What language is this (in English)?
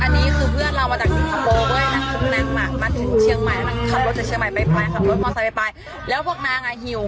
Thai